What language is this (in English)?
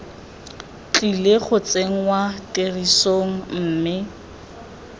Tswana